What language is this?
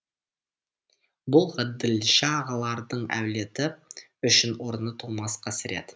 Kazakh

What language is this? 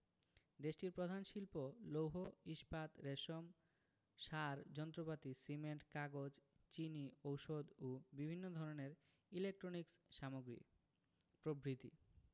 Bangla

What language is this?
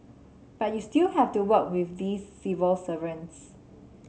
English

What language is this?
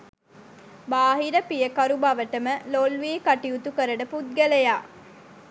Sinhala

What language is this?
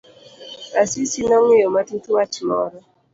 Luo (Kenya and Tanzania)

